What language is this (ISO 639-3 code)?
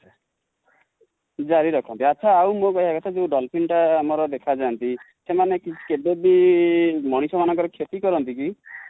ori